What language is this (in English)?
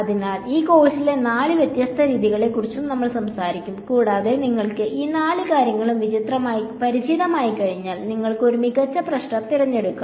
Malayalam